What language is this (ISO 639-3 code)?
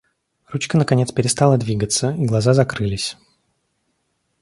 rus